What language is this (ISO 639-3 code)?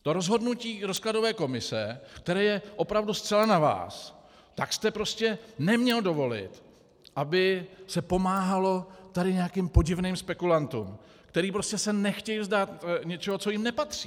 ces